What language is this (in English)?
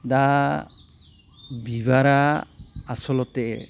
Bodo